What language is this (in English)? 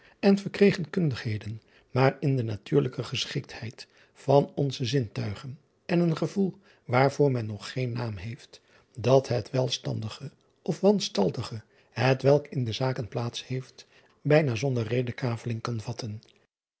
Dutch